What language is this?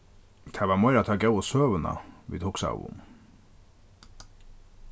Faroese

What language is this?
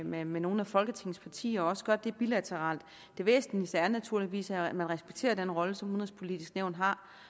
Danish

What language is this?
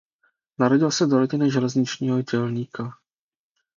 Czech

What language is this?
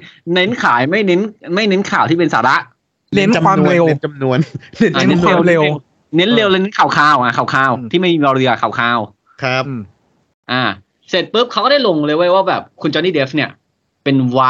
Thai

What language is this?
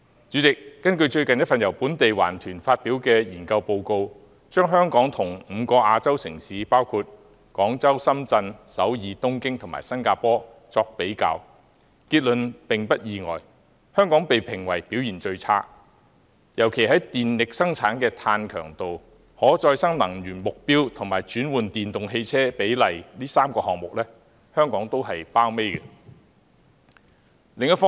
Cantonese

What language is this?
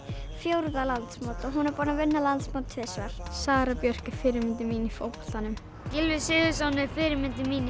Icelandic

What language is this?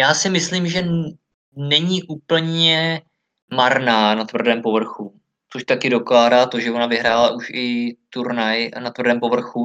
Czech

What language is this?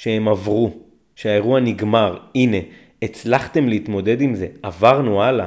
Hebrew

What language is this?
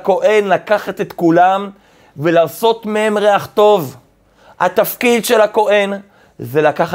Hebrew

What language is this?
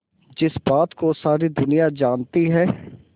Hindi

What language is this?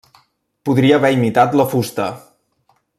Catalan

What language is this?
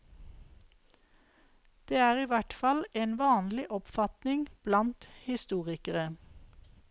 Norwegian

